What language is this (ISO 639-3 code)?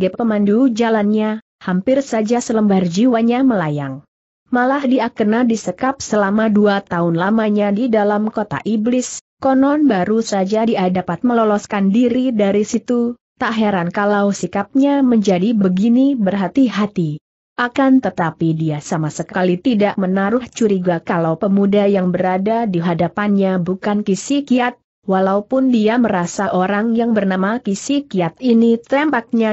ind